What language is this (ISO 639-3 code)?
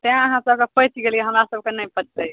mai